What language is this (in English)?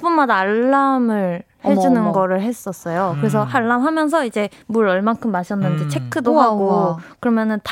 Korean